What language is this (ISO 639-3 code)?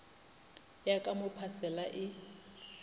nso